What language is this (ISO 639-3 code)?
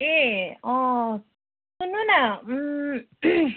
nep